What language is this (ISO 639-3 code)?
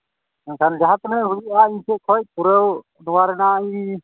sat